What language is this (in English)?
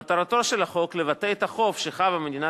Hebrew